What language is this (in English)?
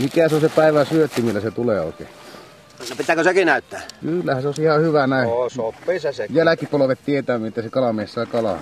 Finnish